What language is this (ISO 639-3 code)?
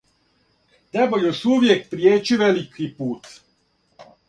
srp